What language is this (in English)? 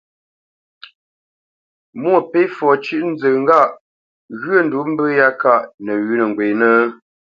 Bamenyam